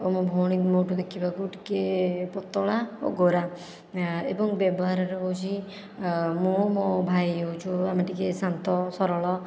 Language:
Odia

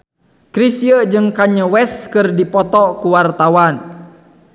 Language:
Sundanese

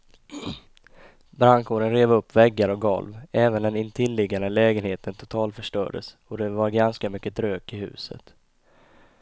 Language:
Swedish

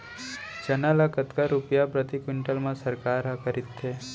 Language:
Chhattisgarhi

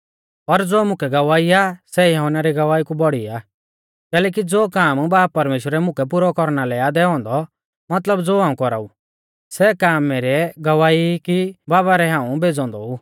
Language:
Mahasu Pahari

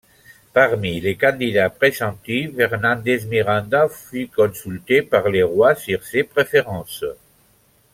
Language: French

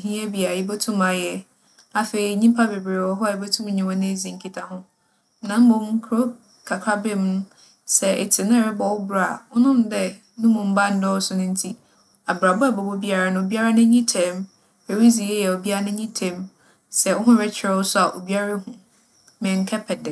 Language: Akan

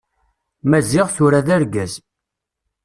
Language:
Kabyle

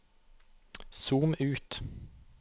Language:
Norwegian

